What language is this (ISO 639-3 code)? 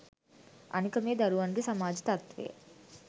sin